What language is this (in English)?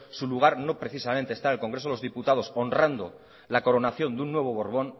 Spanish